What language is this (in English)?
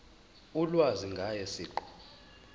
Zulu